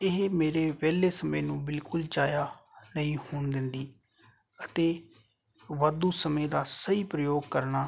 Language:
Punjabi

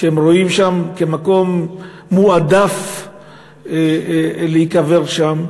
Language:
Hebrew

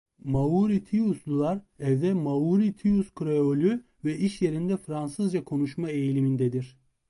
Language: Turkish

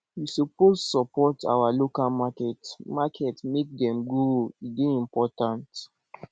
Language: Nigerian Pidgin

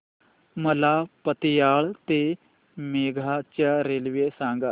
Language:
Marathi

